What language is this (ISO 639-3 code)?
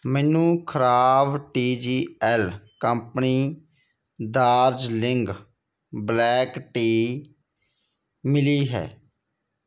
pan